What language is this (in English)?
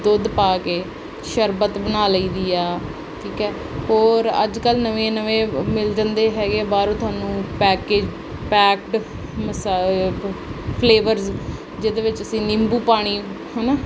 Punjabi